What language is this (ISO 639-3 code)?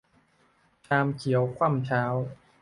tha